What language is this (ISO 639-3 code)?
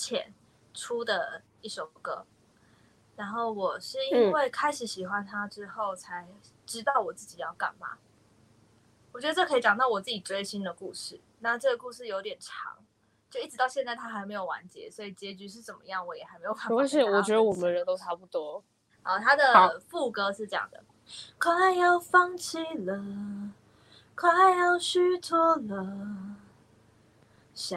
zho